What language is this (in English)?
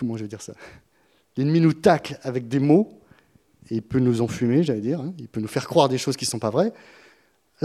French